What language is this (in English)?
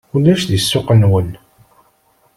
Kabyle